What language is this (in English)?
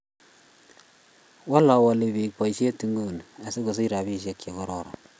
Kalenjin